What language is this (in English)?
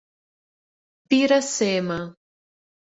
Portuguese